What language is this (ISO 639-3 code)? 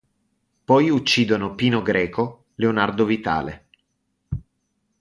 ita